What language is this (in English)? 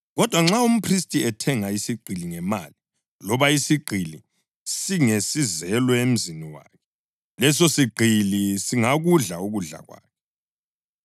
North Ndebele